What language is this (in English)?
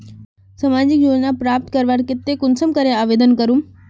Magahi